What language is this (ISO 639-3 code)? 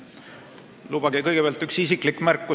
est